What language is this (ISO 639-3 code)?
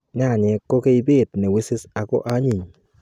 kln